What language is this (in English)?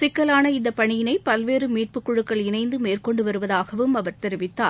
Tamil